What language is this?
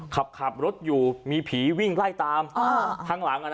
Thai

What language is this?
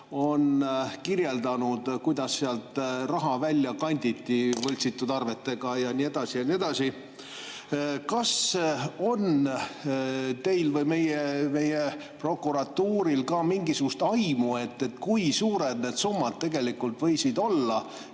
Estonian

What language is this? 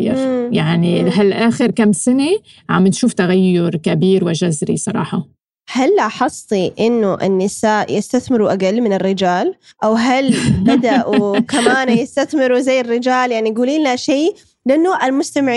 Arabic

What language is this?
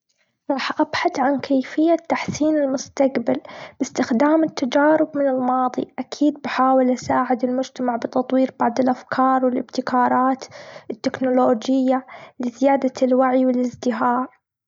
Gulf Arabic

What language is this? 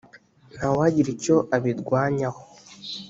Kinyarwanda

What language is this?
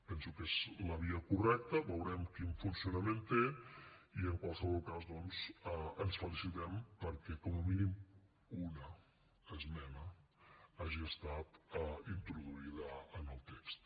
Catalan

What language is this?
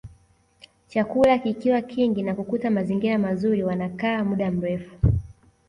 Swahili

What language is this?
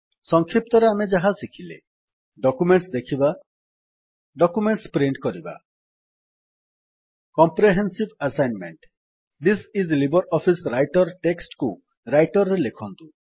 Odia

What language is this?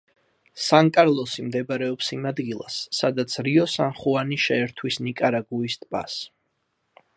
Georgian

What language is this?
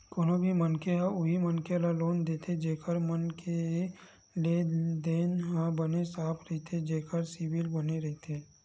Chhattisgarhi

